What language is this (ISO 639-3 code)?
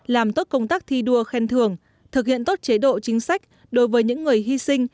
vie